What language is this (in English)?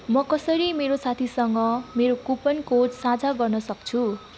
Nepali